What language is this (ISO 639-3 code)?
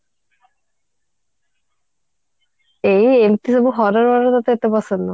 ori